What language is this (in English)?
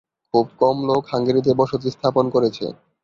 Bangla